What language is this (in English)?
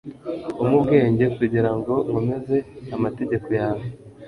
Kinyarwanda